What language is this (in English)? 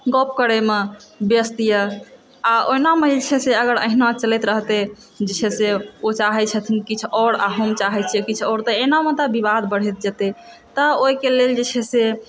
Maithili